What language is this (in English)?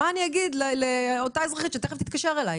Hebrew